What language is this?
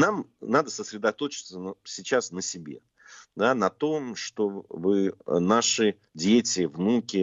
Russian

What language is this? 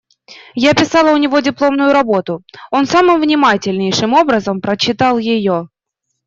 Russian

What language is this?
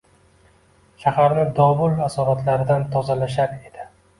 Uzbek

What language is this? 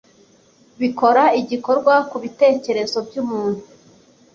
Kinyarwanda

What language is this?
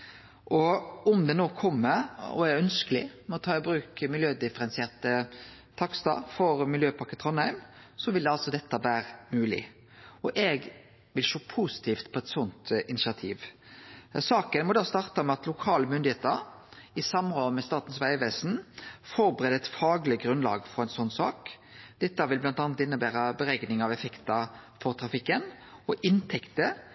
Norwegian Nynorsk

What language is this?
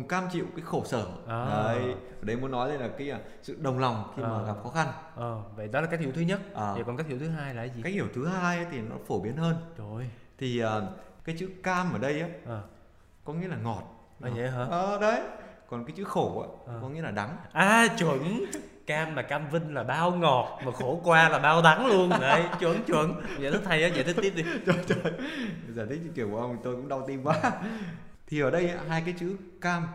Vietnamese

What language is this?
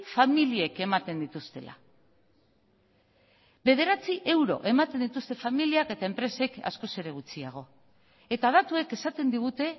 Basque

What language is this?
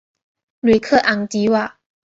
Chinese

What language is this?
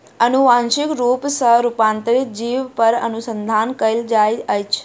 Maithili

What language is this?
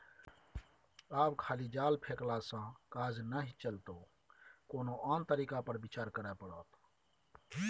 Maithili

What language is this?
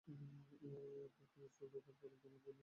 Bangla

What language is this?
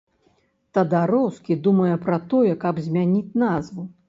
Belarusian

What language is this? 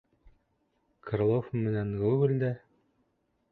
Bashkir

